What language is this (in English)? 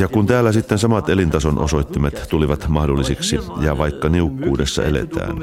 Finnish